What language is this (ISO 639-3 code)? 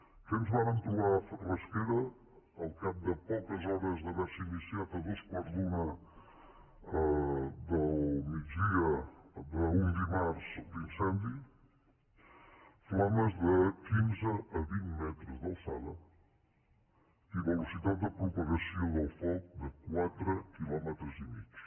cat